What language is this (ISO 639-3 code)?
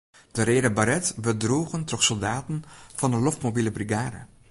fry